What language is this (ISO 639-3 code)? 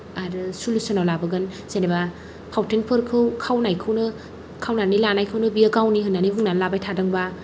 brx